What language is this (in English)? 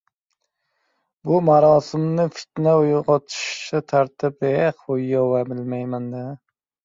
Uzbek